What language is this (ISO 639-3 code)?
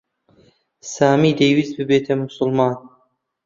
ckb